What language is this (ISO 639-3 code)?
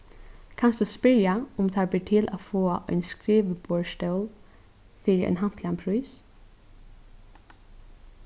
fao